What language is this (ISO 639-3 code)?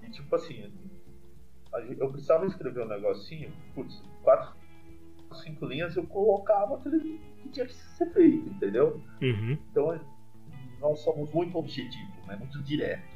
por